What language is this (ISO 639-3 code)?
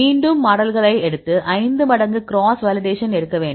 tam